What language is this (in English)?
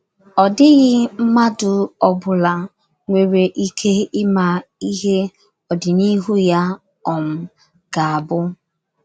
Igbo